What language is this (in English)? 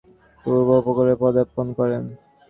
Bangla